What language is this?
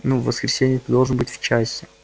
Russian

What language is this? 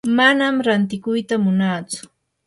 Yanahuanca Pasco Quechua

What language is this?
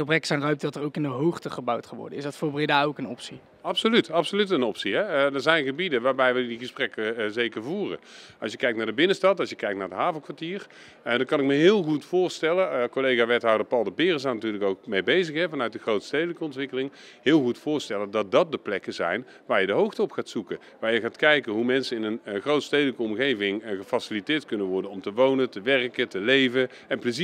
Dutch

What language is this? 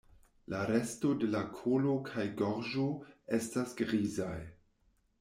Esperanto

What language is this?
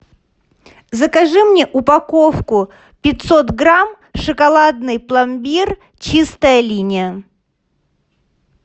Russian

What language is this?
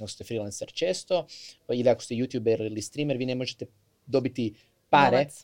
Croatian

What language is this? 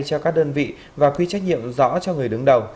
Vietnamese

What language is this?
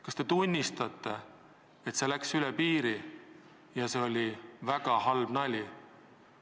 Estonian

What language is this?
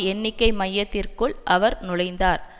Tamil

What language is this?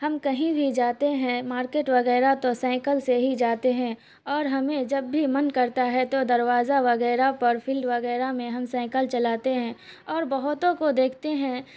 Urdu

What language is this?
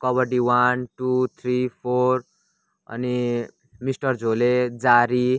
Nepali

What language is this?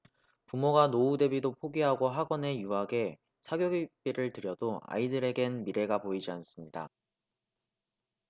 Korean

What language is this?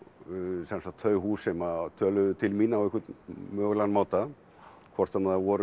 Icelandic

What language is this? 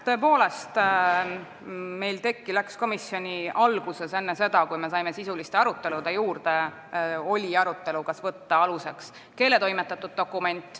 Estonian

